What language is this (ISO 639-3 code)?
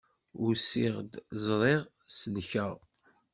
kab